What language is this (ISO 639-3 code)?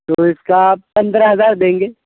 urd